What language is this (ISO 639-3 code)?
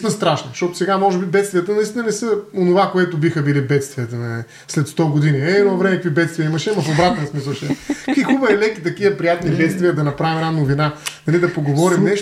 bul